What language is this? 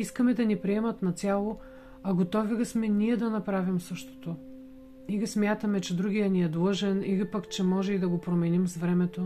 Bulgarian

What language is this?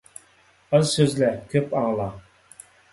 Uyghur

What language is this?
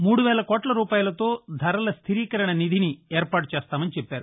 Telugu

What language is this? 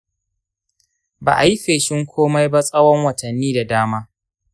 Hausa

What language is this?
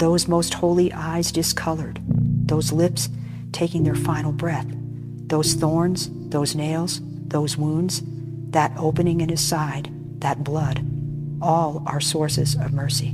English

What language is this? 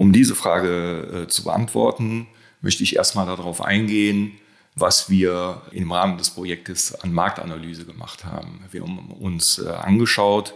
German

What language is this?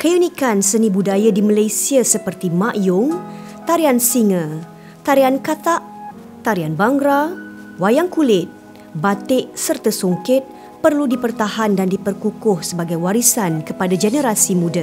Malay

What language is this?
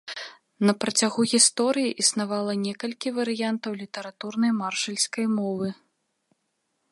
Belarusian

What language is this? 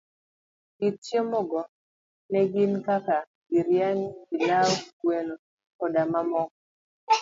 Luo (Kenya and Tanzania)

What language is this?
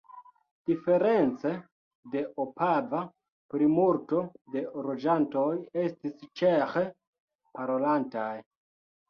Esperanto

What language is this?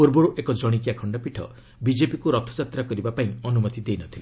Odia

